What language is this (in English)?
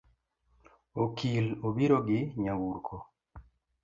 Luo (Kenya and Tanzania)